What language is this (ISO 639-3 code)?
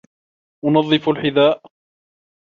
ara